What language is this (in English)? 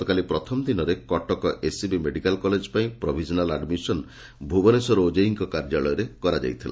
Odia